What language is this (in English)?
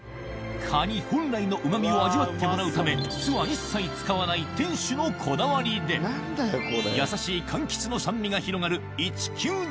Japanese